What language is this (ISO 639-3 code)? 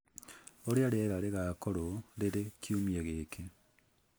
kik